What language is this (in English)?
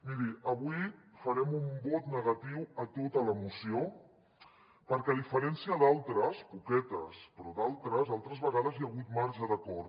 Catalan